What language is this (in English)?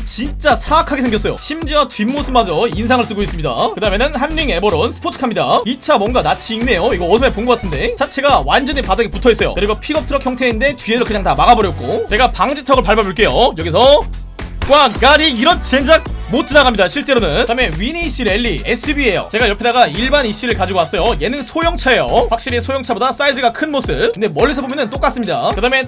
Korean